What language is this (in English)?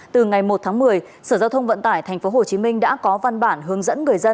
Vietnamese